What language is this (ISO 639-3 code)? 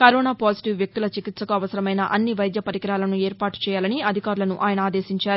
tel